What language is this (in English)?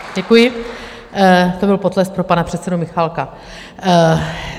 Czech